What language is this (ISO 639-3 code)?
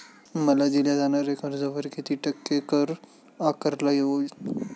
mar